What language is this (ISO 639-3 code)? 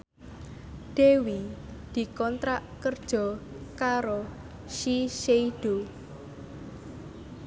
jav